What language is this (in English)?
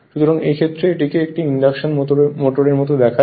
Bangla